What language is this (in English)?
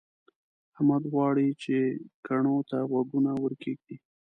Pashto